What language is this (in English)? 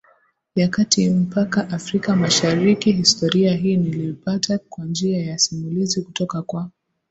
Swahili